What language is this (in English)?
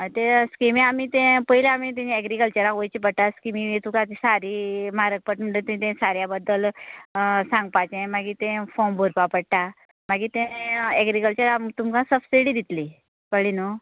Konkani